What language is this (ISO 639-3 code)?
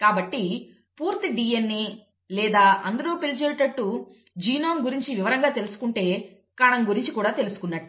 tel